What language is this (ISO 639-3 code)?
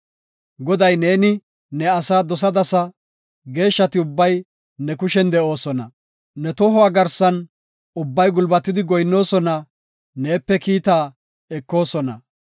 gof